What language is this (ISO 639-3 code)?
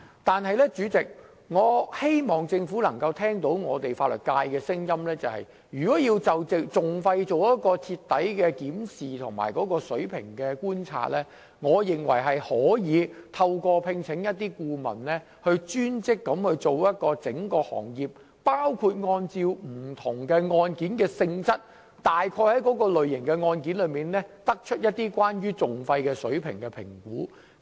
yue